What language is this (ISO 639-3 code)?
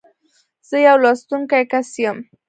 pus